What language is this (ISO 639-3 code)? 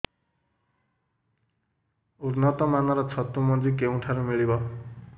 ori